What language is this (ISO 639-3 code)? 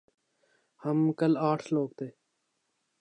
urd